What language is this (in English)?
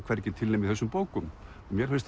Icelandic